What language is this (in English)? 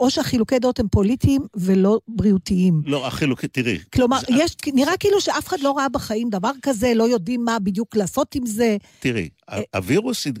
Hebrew